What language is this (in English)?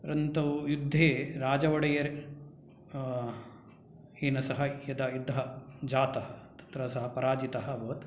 Sanskrit